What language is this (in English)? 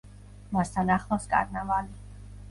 Georgian